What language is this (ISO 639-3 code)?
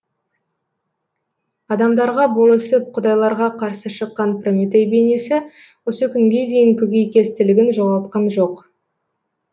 kaz